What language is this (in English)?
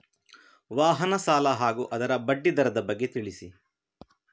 Kannada